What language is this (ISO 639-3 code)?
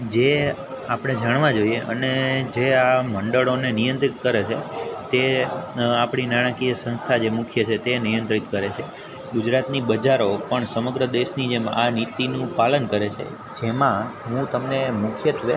guj